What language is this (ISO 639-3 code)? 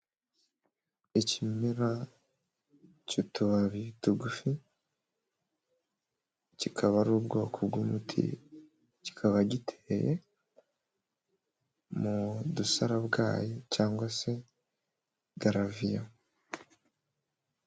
kin